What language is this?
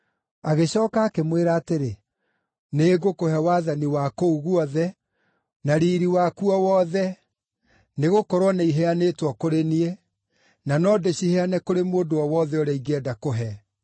Kikuyu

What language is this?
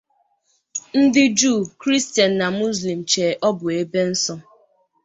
Igbo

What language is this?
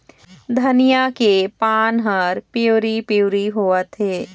Chhattisgarhi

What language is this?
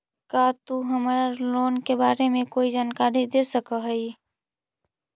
Magahi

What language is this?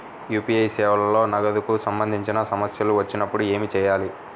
Telugu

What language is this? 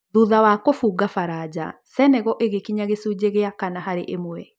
Kikuyu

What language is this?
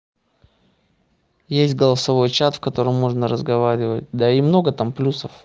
Russian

